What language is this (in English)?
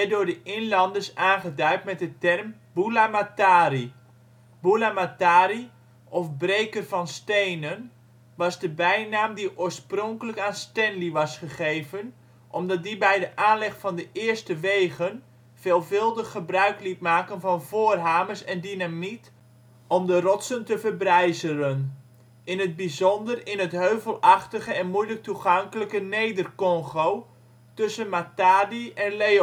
Dutch